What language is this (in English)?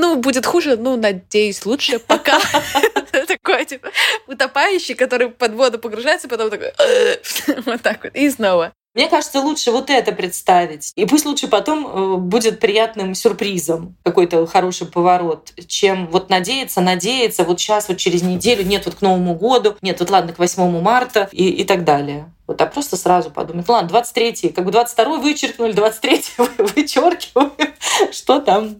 Russian